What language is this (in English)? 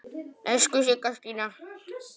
Icelandic